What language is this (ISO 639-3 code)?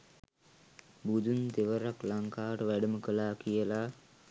sin